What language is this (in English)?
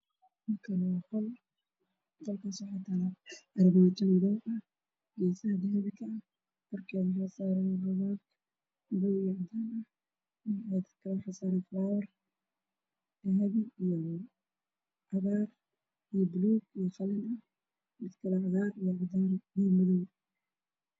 Somali